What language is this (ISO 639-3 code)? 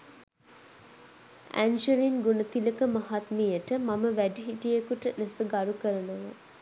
sin